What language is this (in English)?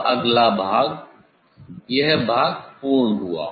Hindi